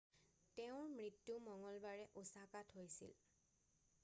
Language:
Assamese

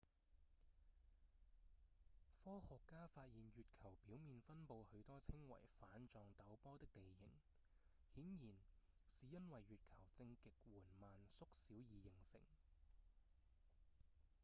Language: Cantonese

